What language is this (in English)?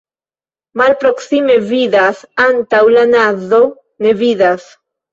Esperanto